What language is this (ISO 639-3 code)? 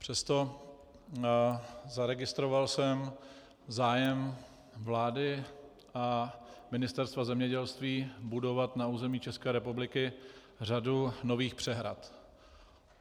ces